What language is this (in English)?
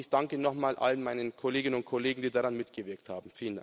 German